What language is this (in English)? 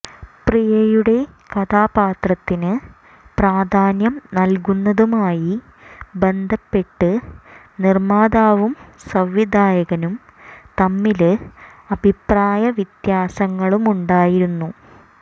Malayalam